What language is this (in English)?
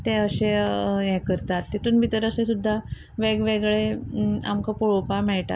Konkani